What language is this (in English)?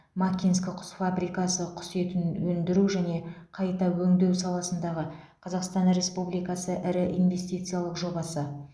Kazakh